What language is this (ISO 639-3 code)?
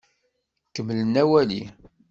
kab